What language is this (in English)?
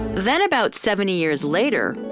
English